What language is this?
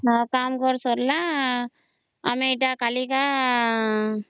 Odia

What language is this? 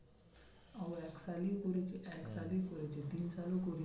Bangla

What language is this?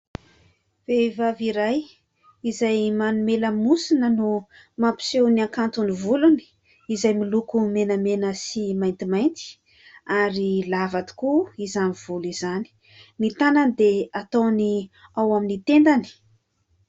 Malagasy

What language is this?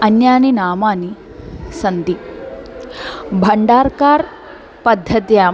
Sanskrit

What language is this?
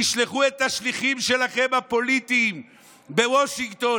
Hebrew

